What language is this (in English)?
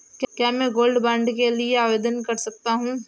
Hindi